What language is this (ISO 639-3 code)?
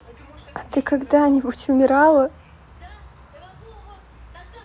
rus